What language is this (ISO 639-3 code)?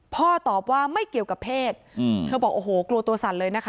tha